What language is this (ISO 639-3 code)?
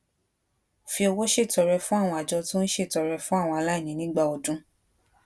yor